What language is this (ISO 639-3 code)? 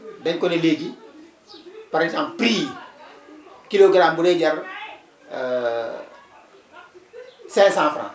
wol